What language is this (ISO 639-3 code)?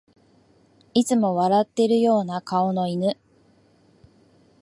jpn